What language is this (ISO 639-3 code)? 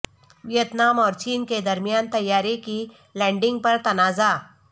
urd